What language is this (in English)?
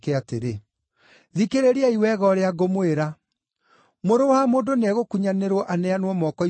Kikuyu